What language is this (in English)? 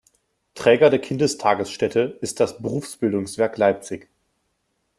German